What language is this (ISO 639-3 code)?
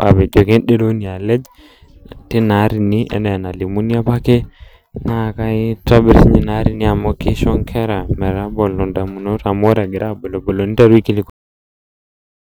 mas